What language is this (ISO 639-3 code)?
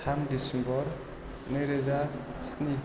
brx